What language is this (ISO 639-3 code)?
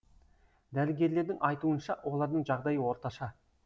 kaz